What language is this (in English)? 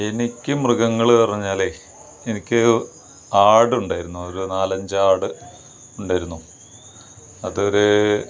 Malayalam